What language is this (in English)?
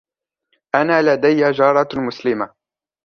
Arabic